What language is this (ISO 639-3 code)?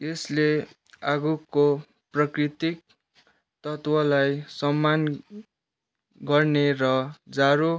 nep